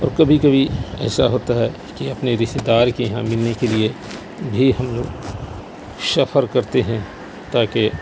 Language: Urdu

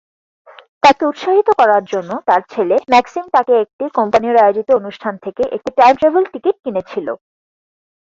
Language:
Bangla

